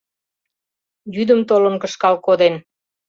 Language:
Mari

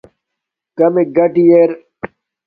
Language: Domaaki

